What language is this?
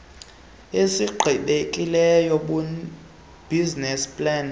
Xhosa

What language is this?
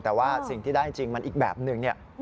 Thai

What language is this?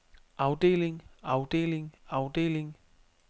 Danish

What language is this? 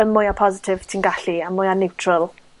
Welsh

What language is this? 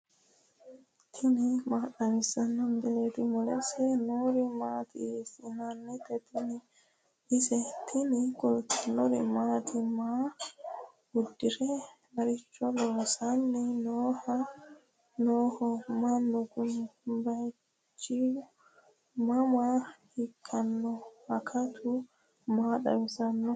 Sidamo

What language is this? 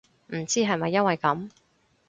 Cantonese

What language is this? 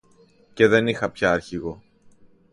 Greek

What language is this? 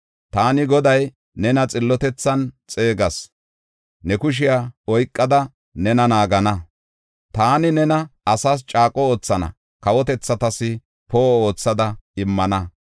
Gofa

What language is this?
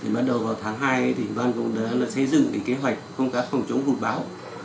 Vietnamese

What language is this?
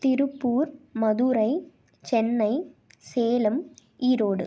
Tamil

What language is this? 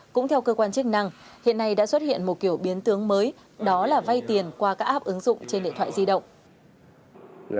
Vietnamese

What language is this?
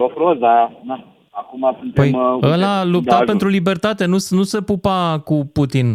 Romanian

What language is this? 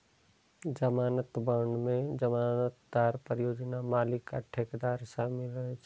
Maithili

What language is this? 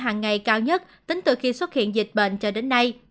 Vietnamese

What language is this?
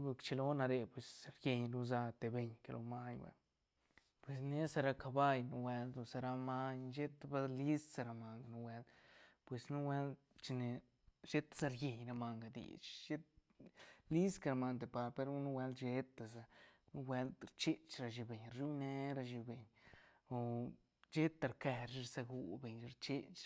Santa Catarina Albarradas Zapotec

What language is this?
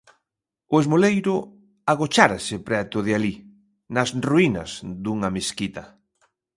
Galician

